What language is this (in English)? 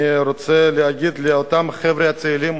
Hebrew